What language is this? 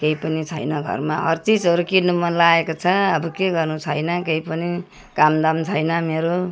Nepali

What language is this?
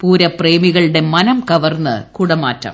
Malayalam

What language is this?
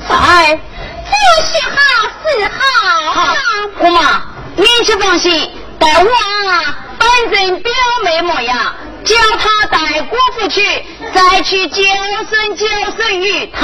Chinese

